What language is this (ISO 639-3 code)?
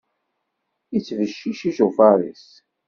kab